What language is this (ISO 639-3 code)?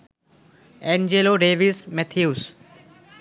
ben